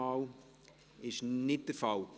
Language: Swiss German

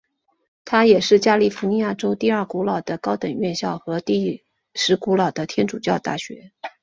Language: Chinese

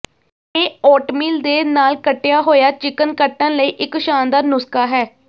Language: Punjabi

